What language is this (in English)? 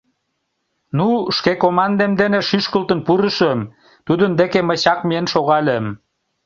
Mari